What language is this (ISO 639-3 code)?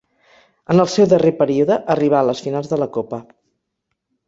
cat